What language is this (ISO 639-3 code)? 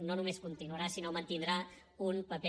cat